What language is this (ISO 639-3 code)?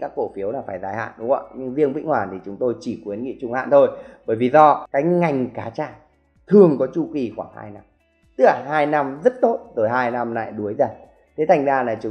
vie